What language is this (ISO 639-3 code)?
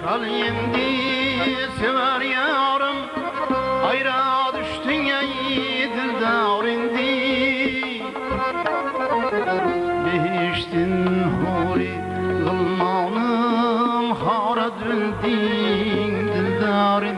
uzb